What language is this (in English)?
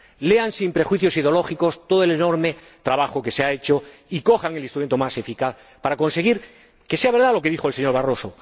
Spanish